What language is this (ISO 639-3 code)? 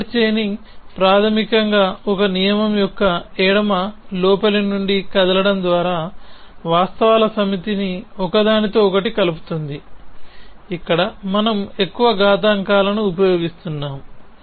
tel